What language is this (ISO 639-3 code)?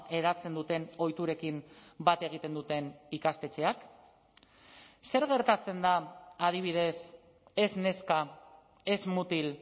eus